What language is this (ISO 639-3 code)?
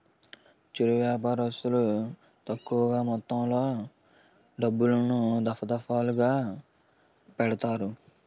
tel